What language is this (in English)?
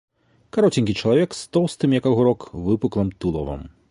Belarusian